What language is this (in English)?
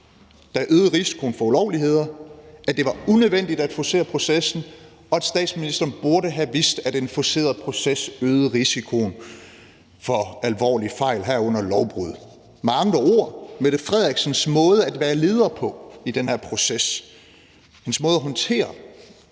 Danish